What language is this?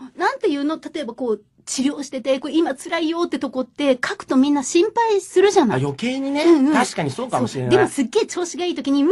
Japanese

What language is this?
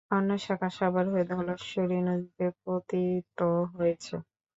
Bangla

